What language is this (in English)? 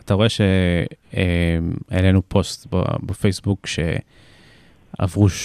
Hebrew